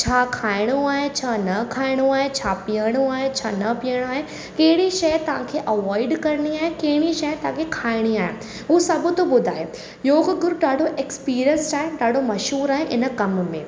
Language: Sindhi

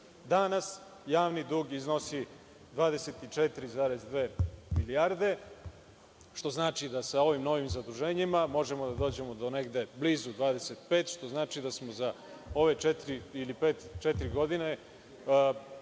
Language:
Serbian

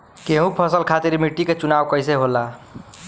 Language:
Bhojpuri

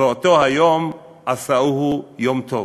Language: Hebrew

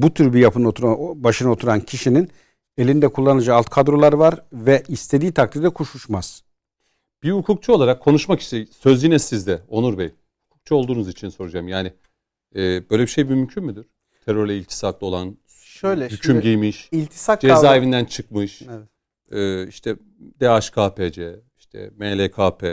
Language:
Turkish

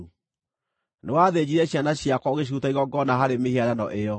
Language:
Kikuyu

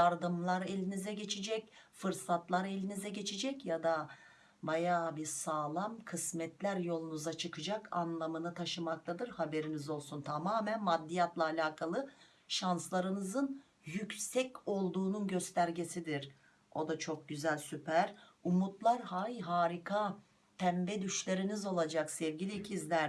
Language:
Turkish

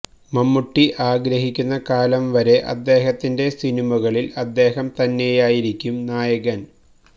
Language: Malayalam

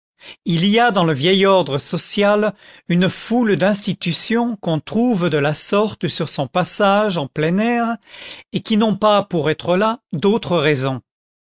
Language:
French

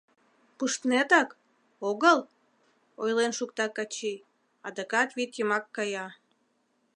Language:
Mari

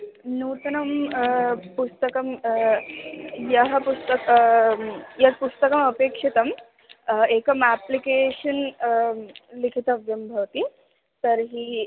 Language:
Sanskrit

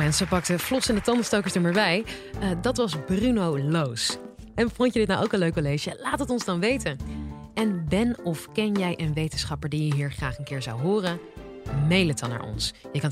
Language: Dutch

